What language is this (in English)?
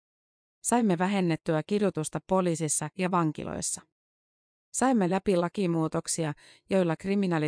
Finnish